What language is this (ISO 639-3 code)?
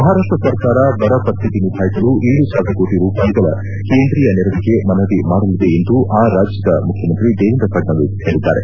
kan